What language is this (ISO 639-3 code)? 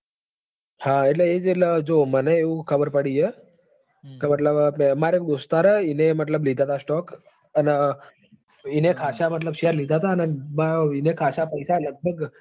guj